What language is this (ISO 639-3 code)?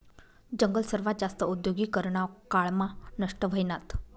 mar